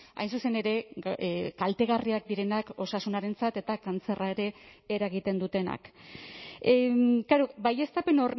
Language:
Basque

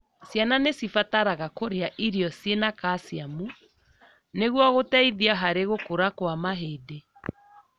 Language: Kikuyu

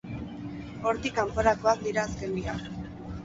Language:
Basque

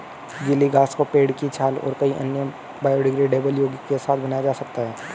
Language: Hindi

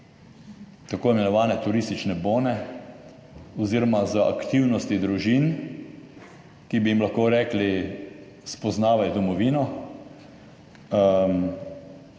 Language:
Slovenian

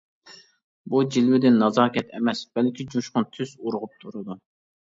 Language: Uyghur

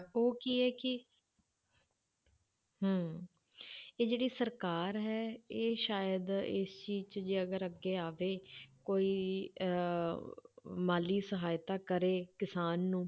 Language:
Punjabi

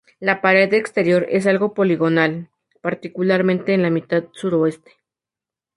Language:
Spanish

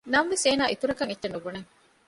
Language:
Divehi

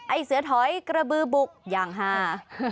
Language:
Thai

